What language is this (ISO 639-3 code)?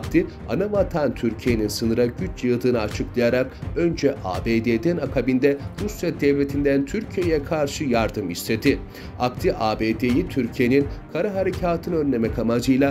tur